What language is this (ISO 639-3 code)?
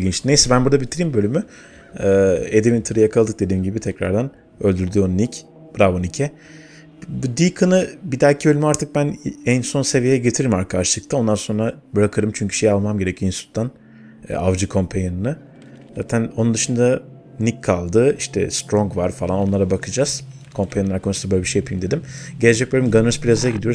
tur